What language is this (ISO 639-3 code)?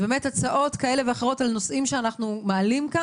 heb